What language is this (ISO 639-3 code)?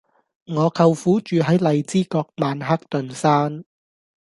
yue